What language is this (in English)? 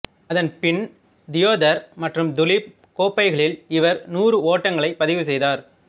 Tamil